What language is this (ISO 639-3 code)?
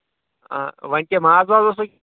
kas